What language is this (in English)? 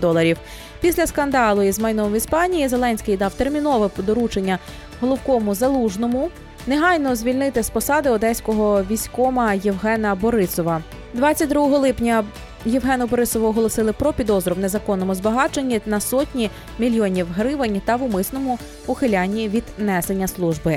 Ukrainian